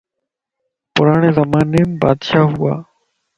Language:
Lasi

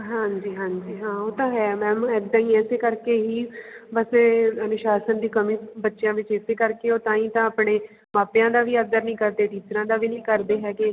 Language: Punjabi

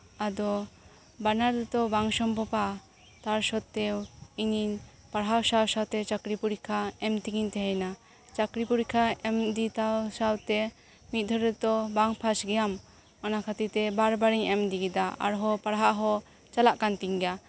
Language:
Santali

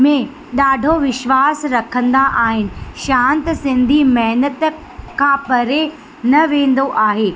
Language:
Sindhi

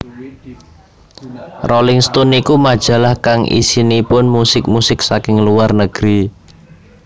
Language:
Javanese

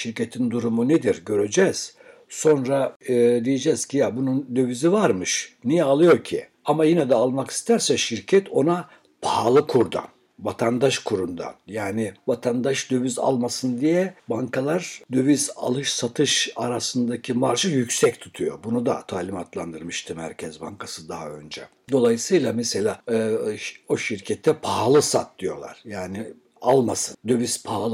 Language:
Turkish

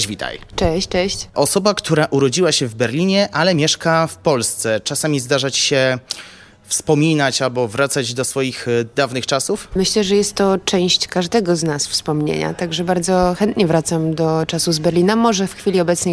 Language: Polish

